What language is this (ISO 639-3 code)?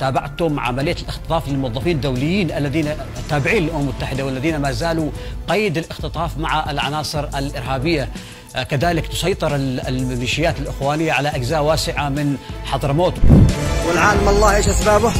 ara